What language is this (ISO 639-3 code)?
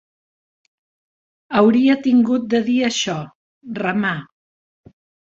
cat